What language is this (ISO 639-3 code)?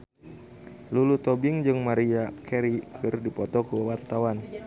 sun